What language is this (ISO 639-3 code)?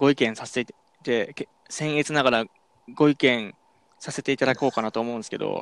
jpn